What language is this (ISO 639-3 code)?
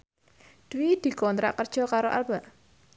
jav